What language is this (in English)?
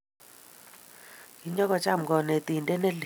Kalenjin